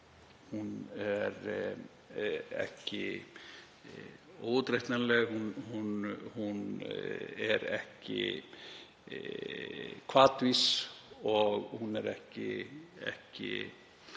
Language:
Icelandic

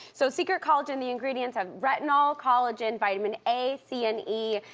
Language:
English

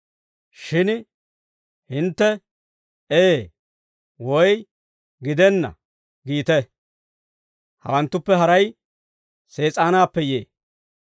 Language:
Dawro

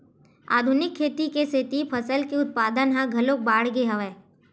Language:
Chhattisgarhi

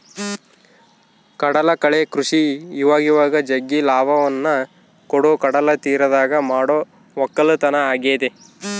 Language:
Kannada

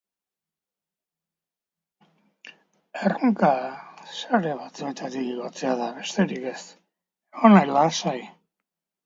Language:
Basque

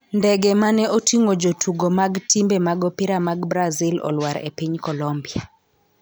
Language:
Luo (Kenya and Tanzania)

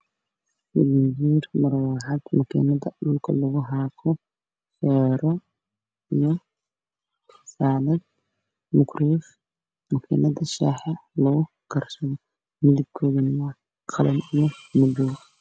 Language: Somali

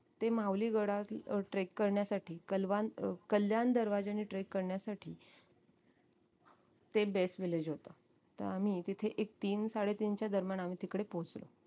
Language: Marathi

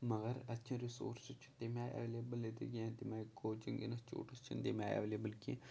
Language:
Kashmiri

